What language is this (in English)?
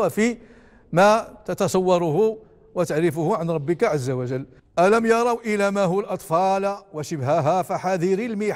Arabic